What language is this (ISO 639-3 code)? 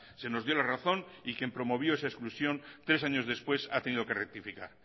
spa